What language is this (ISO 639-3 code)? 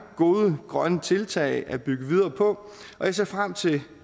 dan